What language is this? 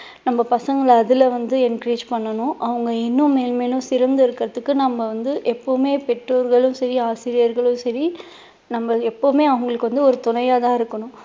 Tamil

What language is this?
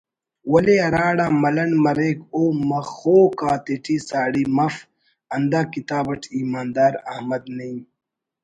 Brahui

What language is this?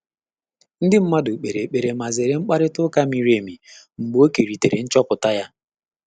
Igbo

